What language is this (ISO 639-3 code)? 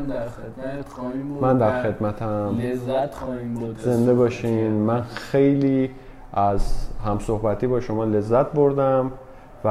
fas